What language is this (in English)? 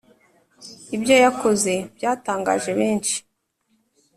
Kinyarwanda